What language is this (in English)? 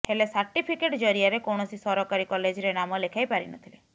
Odia